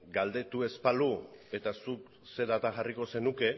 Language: Basque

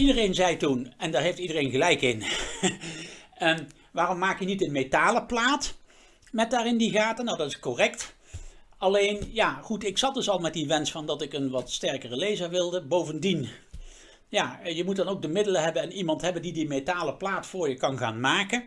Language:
Dutch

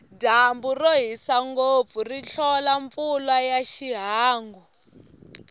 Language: Tsonga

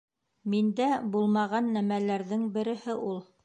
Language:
Bashkir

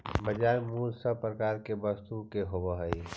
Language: Magahi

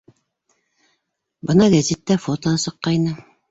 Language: Bashkir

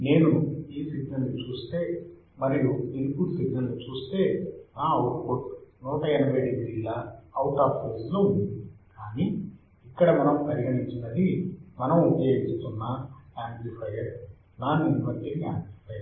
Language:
Telugu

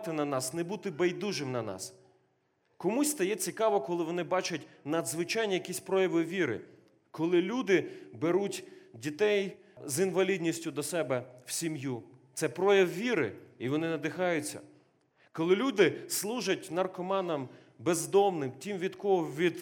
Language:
Ukrainian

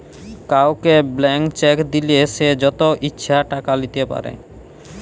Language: Bangla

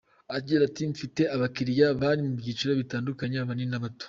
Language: Kinyarwanda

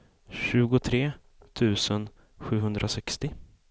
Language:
Swedish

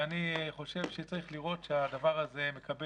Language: Hebrew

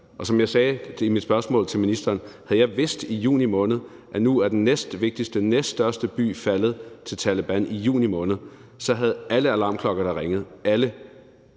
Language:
Danish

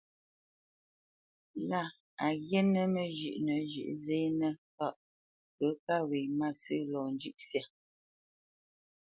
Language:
Bamenyam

